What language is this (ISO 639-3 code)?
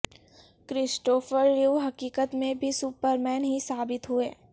urd